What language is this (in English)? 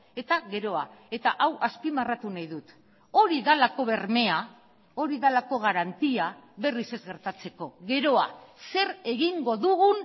Basque